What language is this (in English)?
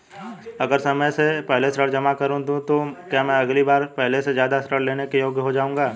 Hindi